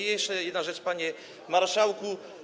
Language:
Polish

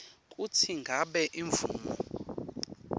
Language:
Swati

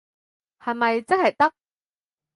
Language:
Cantonese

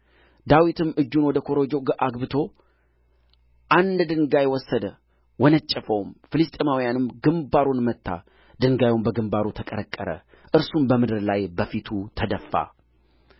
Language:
Amharic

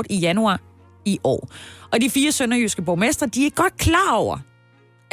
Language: Danish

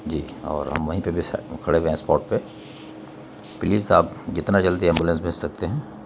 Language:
Urdu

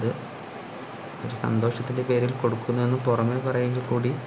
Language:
Malayalam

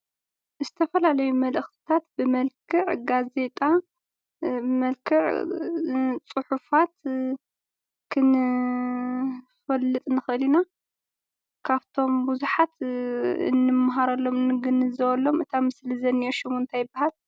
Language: Tigrinya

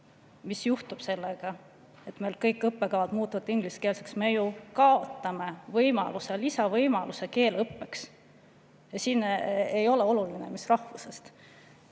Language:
Estonian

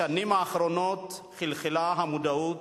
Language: Hebrew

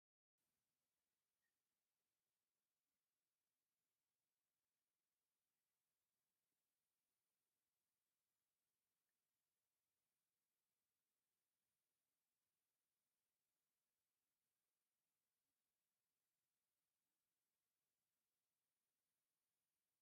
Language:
Tigrinya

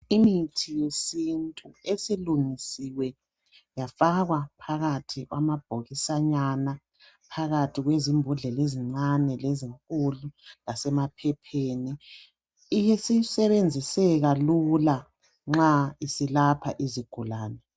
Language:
North Ndebele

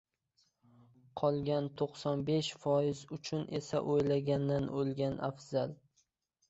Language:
Uzbek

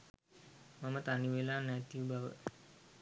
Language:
Sinhala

